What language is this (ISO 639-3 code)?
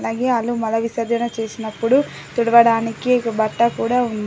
tel